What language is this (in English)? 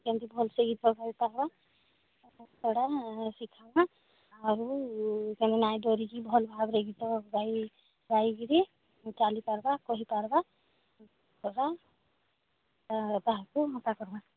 Odia